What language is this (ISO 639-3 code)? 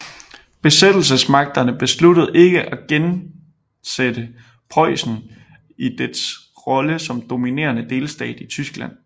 dan